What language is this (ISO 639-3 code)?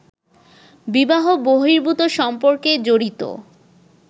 ben